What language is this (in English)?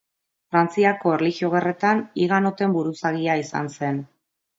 Basque